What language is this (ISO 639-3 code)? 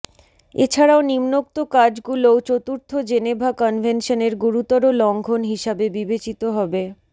ben